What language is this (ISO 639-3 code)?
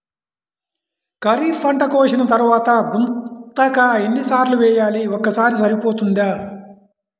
tel